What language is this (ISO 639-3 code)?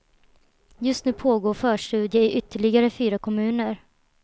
swe